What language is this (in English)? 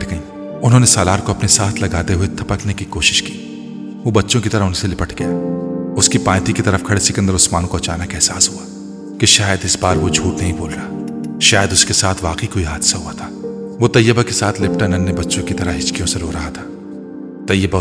Urdu